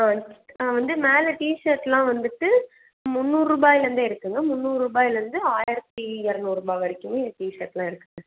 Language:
Tamil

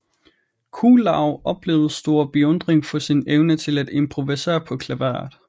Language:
Danish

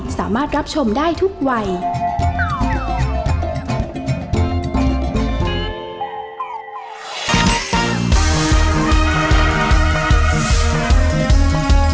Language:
Thai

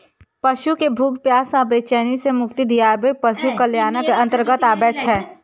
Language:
Maithili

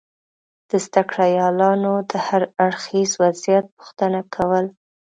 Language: Pashto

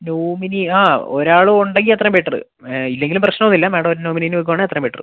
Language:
Malayalam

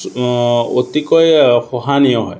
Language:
Assamese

